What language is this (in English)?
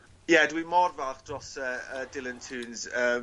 Welsh